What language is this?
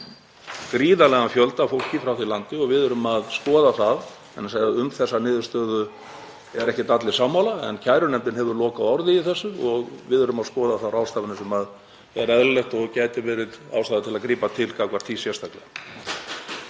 Icelandic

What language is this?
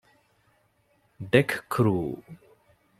Divehi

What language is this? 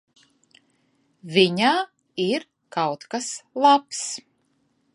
Latvian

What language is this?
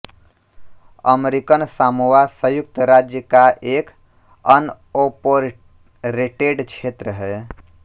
Hindi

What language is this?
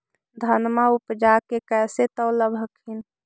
Magahi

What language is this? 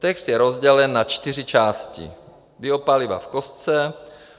Czech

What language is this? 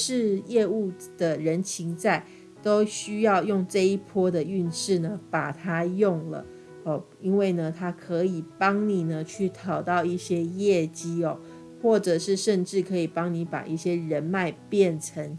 Chinese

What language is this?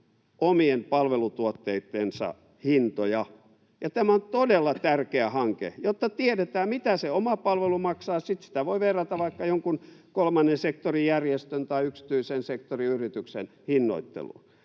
Finnish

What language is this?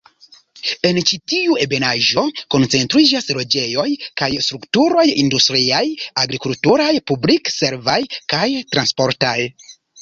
Esperanto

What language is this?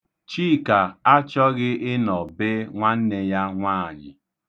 Igbo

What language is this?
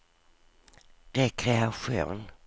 Swedish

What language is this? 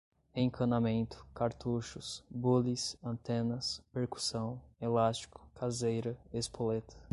Portuguese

